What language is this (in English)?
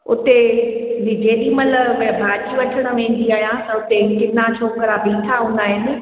Sindhi